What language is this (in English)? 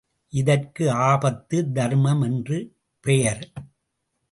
Tamil